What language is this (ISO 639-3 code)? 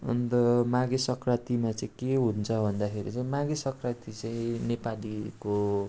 nep